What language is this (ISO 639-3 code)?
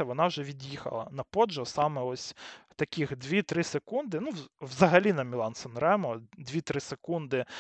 ukr